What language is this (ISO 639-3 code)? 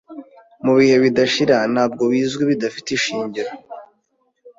kin